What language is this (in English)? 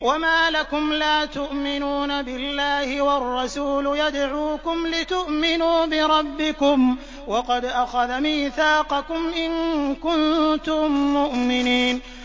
Arabic